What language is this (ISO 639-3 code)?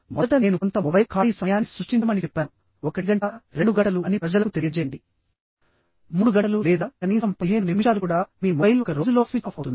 tel